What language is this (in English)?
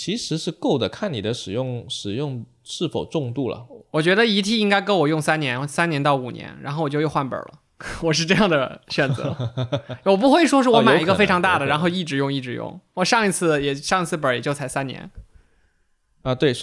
Chinese